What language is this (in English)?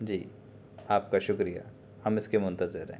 Urdu